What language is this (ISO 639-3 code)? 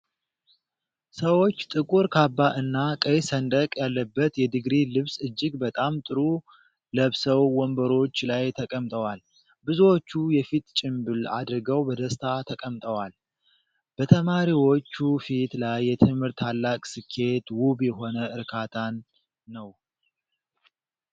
amh